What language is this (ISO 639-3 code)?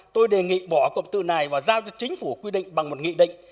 vie